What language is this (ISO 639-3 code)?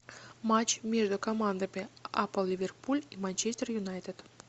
rus